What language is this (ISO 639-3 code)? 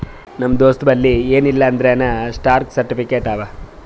kan